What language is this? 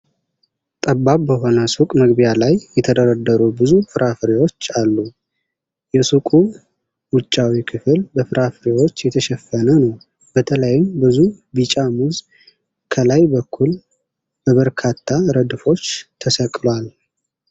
Amharic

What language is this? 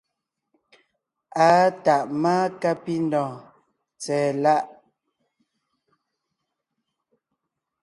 Ngiemboon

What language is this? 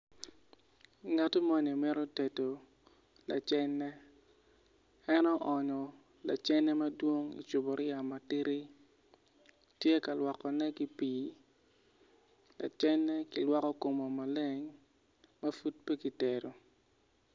Acoli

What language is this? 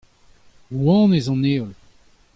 Breton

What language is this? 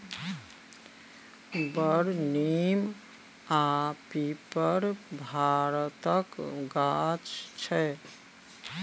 Maithili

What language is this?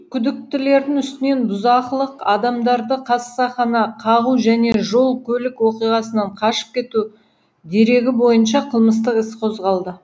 Kazakh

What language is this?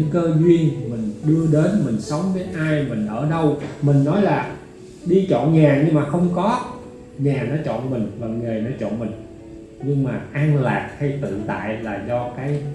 Vietnamese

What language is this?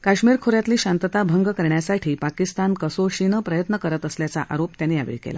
Marathi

